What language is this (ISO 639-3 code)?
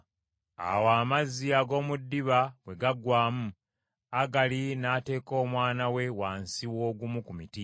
lug